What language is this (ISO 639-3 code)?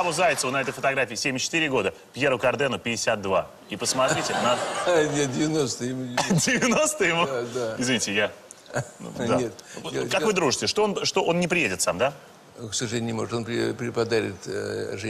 rus